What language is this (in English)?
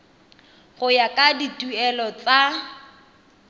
Tswana